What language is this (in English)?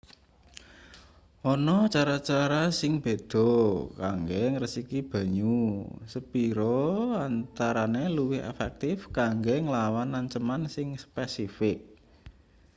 Javanese